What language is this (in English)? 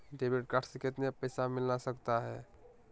Magahi